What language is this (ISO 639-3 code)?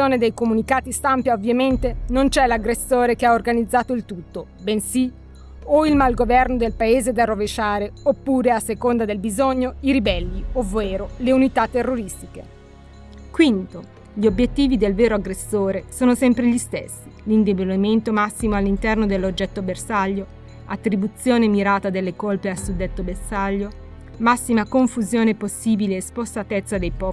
ita